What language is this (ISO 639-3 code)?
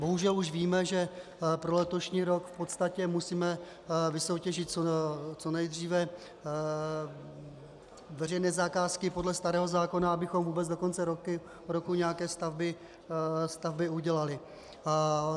ces